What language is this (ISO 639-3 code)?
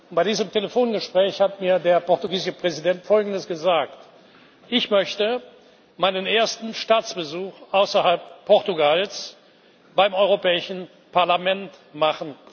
deu